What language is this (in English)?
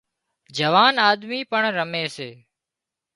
Wadiyara Koli